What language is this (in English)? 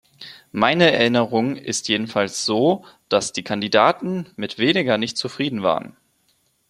German